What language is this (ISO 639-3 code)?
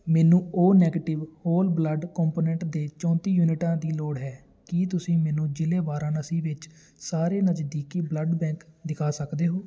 pan